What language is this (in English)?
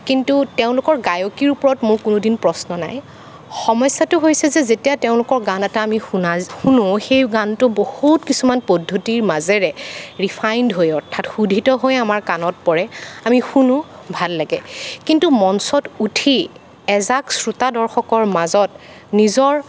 Assamese